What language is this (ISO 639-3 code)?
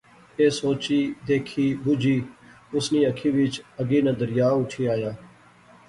phr